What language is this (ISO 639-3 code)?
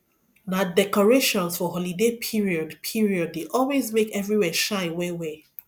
pcm